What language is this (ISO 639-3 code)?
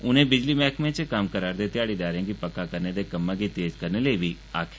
doi